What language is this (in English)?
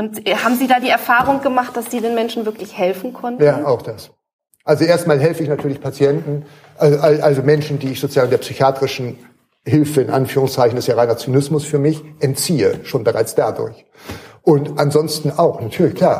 German